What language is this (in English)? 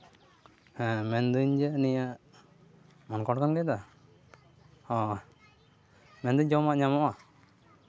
Santali